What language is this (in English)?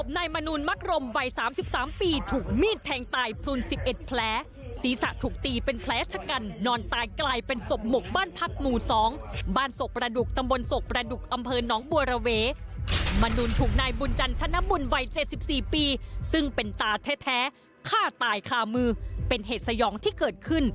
Thai